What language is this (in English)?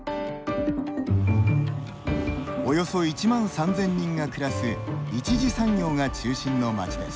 Japanese